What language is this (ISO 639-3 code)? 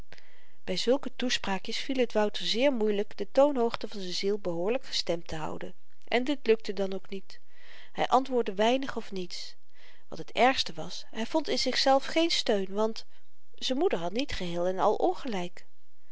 nld